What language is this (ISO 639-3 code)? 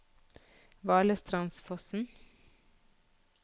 nor